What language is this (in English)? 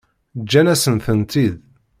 Kabyle